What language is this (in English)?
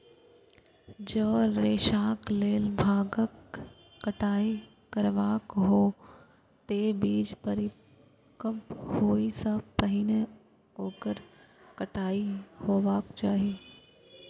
Maithili